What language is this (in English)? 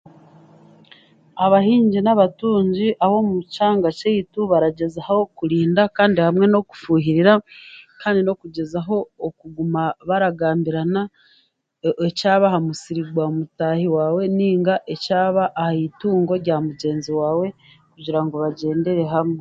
Chiga